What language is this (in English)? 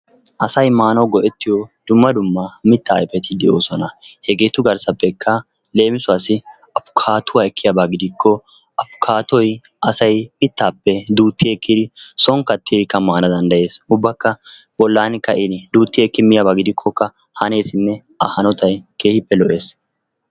Wolaytta